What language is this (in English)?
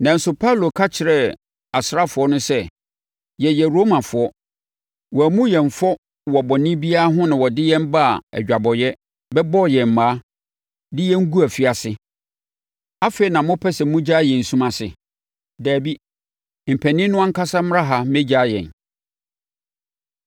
Akan